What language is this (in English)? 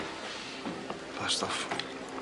Welsh